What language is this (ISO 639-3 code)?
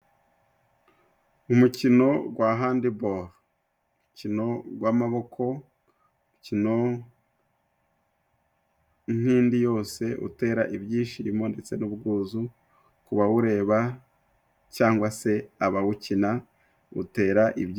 kin